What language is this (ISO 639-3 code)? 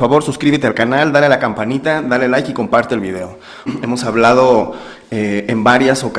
spa